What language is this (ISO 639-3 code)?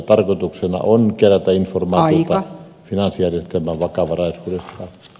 fin